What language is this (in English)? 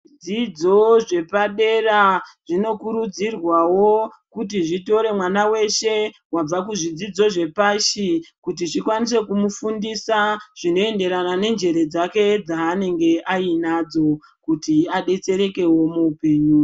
Ndau